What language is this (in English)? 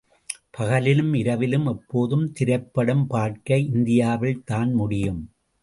Tamil